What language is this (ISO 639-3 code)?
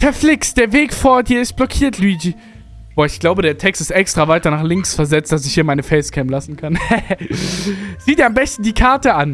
deu